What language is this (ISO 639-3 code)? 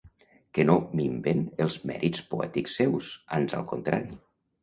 cat